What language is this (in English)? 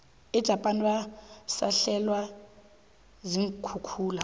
South Ndebele